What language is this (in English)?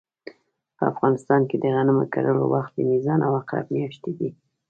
Pashto